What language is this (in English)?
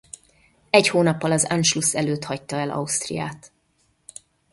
Hungarian